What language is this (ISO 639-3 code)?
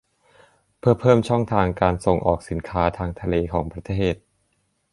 tha